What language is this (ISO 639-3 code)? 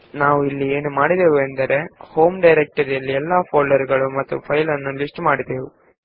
kan